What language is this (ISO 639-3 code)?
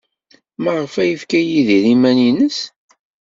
kab